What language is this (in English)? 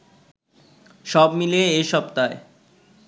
Bangla